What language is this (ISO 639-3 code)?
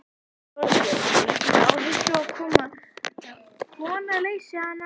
isl